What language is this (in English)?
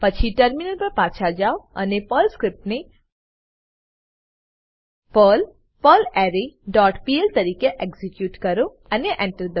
Gujarati